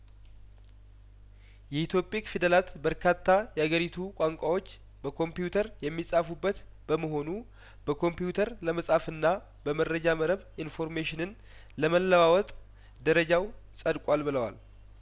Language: Amharic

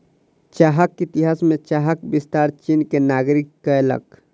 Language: Maithili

